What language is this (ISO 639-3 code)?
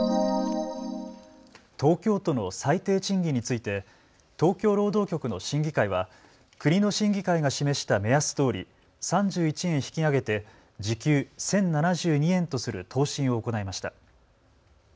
jpn